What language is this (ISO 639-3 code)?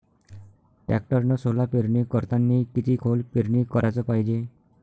mar